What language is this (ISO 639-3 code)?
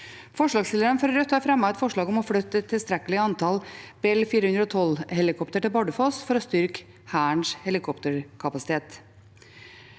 nor